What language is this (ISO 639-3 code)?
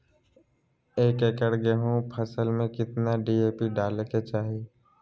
mag